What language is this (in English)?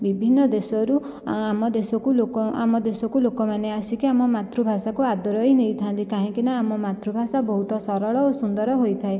Odia